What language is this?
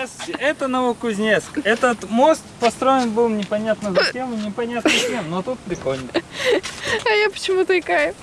Russian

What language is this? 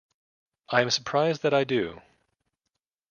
English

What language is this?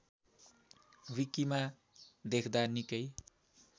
Nepali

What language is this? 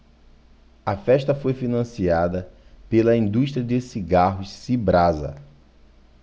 Portuguese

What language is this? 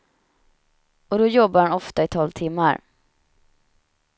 Swedish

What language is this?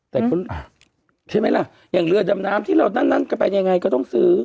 Thai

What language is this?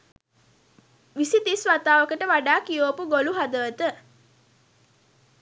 Sinhala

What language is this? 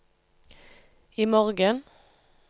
Norwegian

